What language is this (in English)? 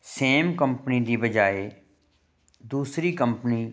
Punjabi